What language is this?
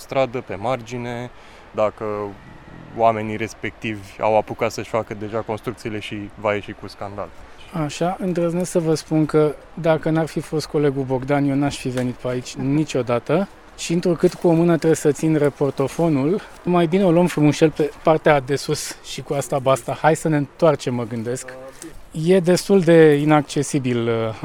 Romanian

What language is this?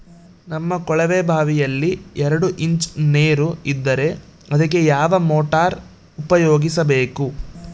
Kannada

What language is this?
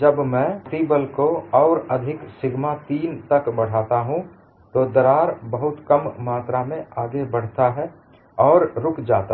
Hindi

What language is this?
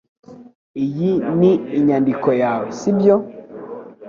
Kinyarwanda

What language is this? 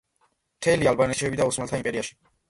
Georgian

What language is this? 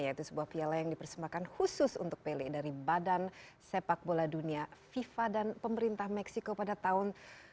Indonesian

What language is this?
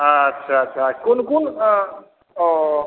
Maithili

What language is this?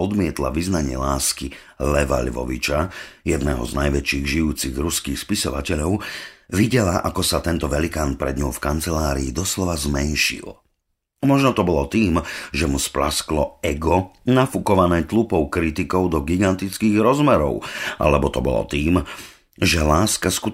Slovak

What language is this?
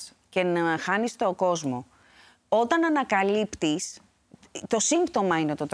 Greek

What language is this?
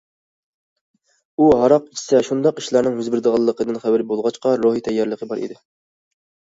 Uyghur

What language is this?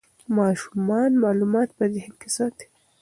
Pashto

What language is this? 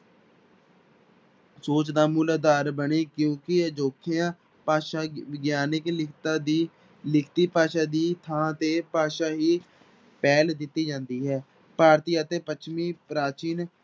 Punjabi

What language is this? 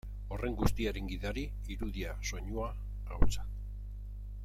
Basque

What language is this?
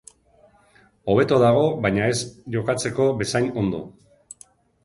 Basque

